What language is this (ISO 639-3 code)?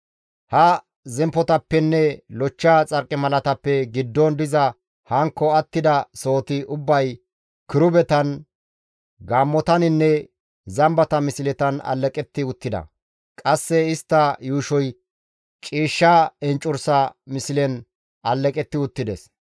gmv